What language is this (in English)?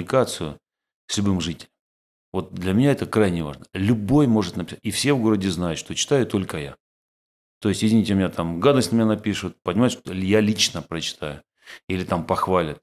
Russian